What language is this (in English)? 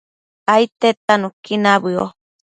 Matsés